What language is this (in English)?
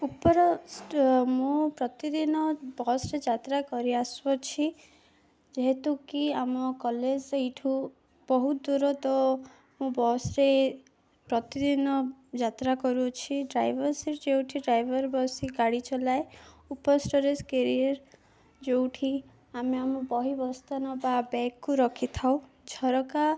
Odia